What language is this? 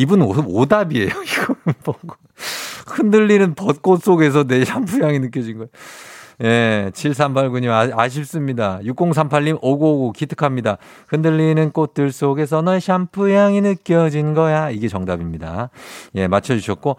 Korean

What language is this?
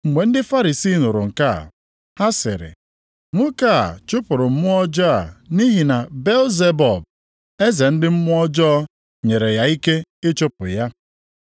Igbo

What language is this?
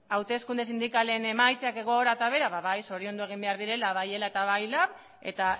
Basque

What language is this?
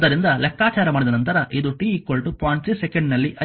Kannada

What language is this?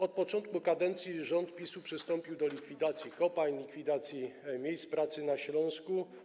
Polish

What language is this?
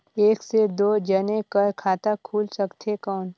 Chhattisgarhi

